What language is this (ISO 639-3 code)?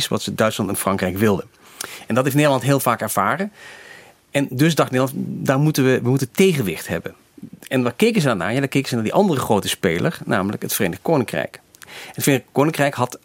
nld